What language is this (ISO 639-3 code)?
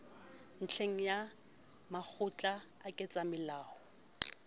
sot